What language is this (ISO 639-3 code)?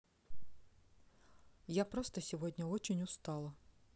rus